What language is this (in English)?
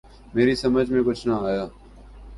Urdu